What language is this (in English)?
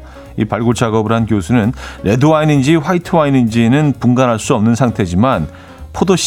Korean